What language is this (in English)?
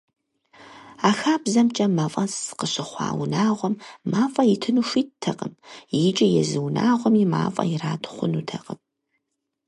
Kabardian